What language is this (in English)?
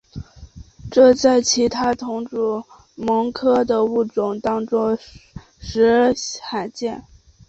Chinese